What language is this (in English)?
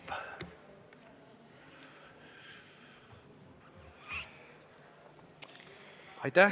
Estonian